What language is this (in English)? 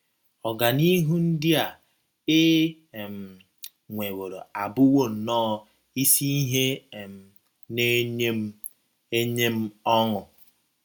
Igbo